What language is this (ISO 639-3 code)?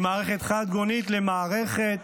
heb